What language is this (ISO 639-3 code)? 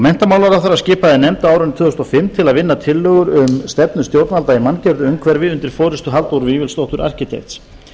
isl